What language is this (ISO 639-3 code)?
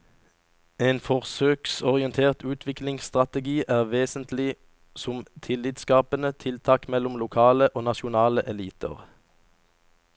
nor